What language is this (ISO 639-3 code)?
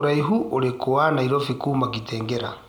kik